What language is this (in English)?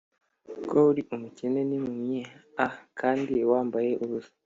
Kinyarwanda